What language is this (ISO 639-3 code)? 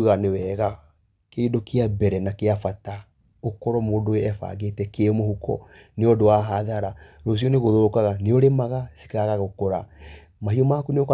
kik